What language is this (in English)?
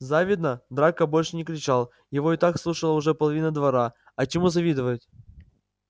Russian